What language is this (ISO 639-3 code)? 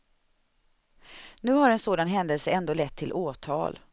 swe